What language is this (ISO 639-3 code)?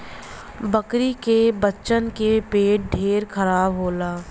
bho